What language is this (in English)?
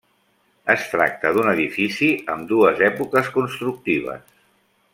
Catalan